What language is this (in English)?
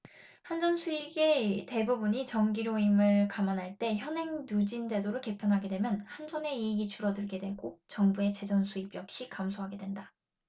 Korean